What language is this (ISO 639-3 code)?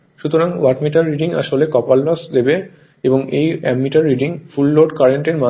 ben